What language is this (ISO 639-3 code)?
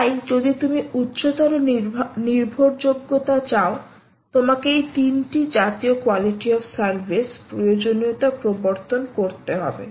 ben